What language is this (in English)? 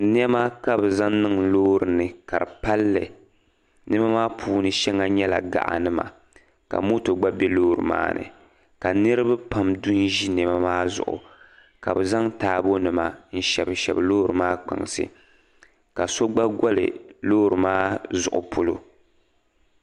Dagbani